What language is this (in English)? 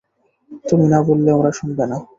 Bangla